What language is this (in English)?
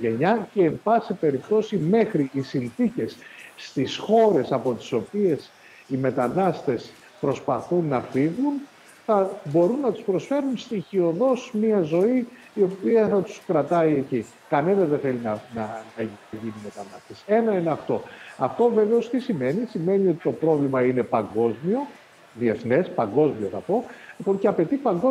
Greek